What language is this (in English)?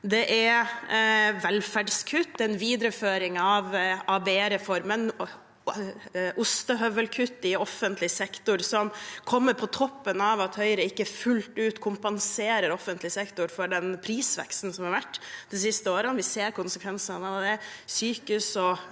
Norwegian